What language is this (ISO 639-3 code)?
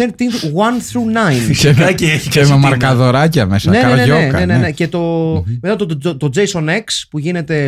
ell